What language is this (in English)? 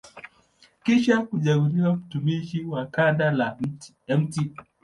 Swahili